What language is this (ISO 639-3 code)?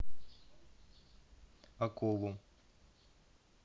rus